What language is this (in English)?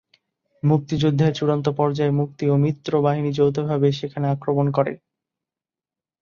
Bangla